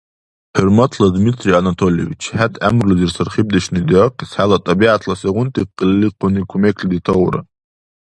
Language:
Dargwa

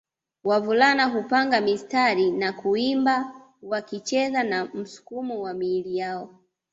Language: Swahili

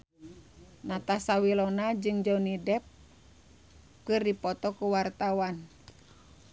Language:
Sundanese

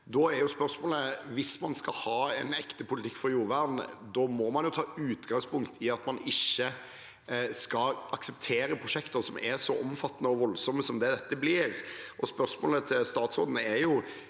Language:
Norwegian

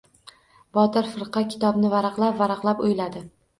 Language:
Uzbek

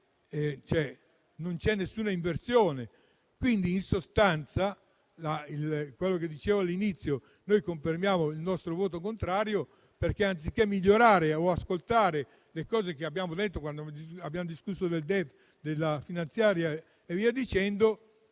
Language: Italian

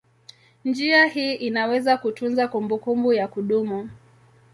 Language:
Swahili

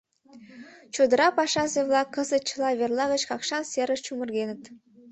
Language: Mari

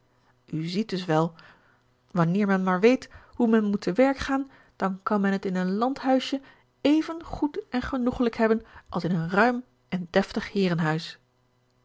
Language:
Dutch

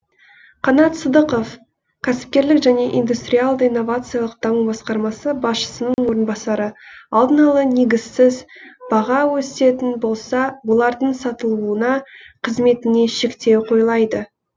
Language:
Kazakh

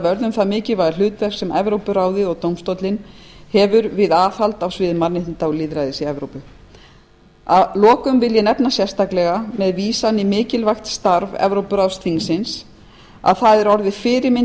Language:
Icelandic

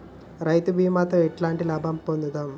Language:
Telugu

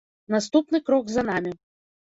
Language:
Belarusian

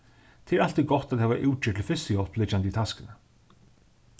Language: Faroese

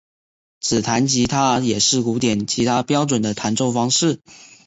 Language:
Chinese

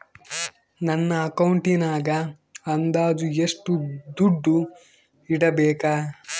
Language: Kannada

